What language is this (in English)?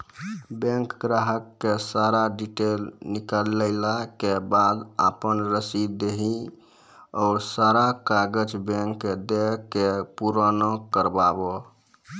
Maithili